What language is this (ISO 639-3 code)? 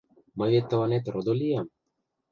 chm